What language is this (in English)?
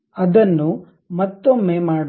Kannada